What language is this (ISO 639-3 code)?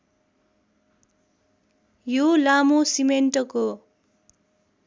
nep